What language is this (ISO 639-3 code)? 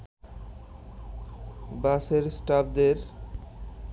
ben